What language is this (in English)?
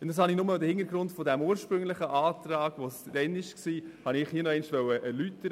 Swiss German